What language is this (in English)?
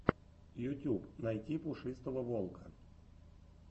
Russian